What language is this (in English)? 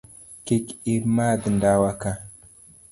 Luo (Kenya and Tanzania)